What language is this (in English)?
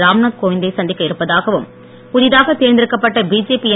Tamil